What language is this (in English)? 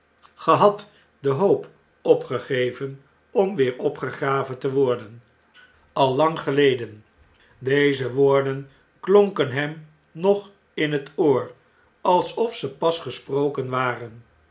Dutch